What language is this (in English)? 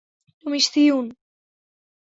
Bangla